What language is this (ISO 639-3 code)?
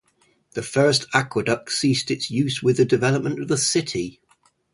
eng